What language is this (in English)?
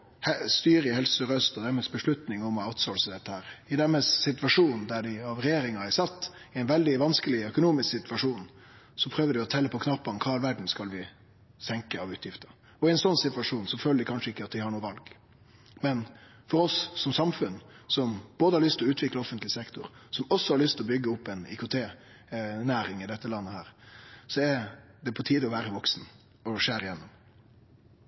Norwegian Nynorsk